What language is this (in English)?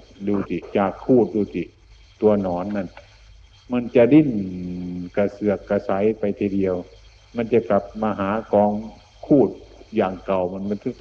Thai